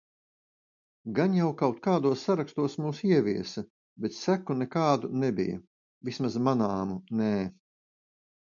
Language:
Latvian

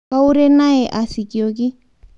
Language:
Masai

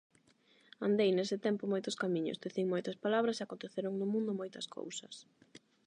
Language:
Galician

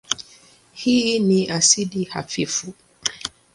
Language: Swahili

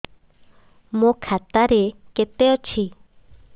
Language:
Odia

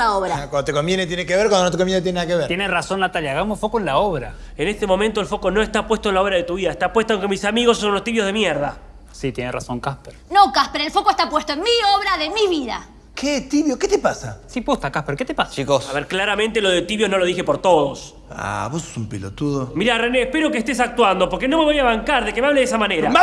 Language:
Spanish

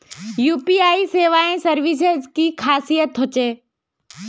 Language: Magahi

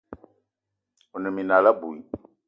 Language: Eton (Cameroon)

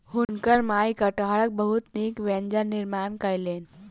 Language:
Maithili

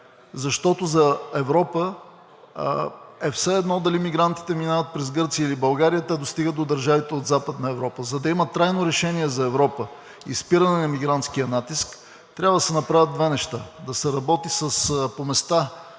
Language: Bulgarian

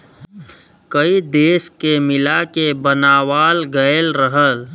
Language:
Bhojpuri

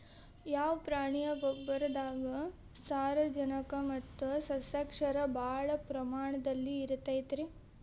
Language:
Kannada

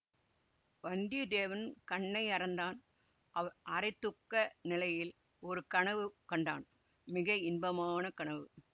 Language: Tamil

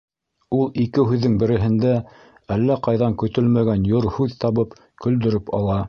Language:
Bashkir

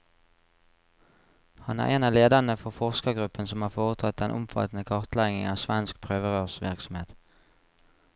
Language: Norwegian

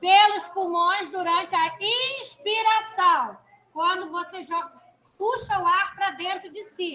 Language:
Portuguese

